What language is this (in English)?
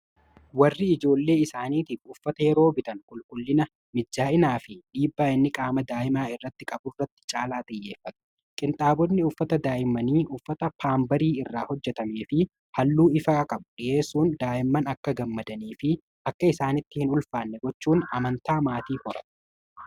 Oromo